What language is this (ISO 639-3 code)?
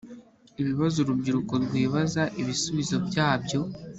kin